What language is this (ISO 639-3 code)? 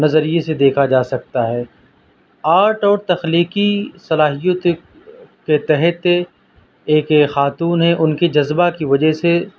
urd